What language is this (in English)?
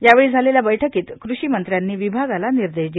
Marathi